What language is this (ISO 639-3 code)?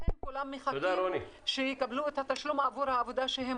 heb